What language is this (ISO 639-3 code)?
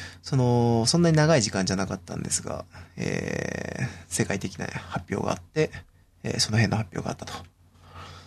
jpn